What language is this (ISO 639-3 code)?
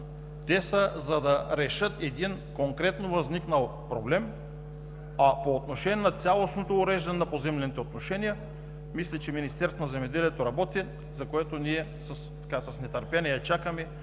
bul